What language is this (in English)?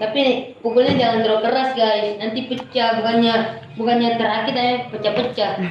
Indonesian